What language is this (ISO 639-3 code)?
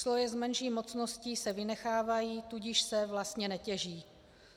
ces